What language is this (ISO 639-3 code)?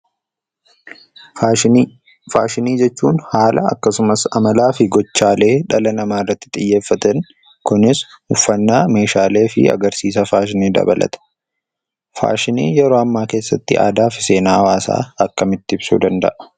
orm